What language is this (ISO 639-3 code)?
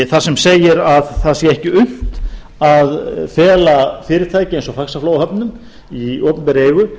isl